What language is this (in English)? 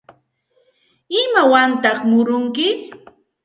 Santa Ana de Tusi Pasco Quechua